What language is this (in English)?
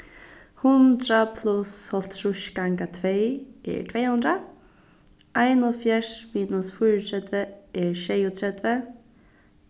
Faroese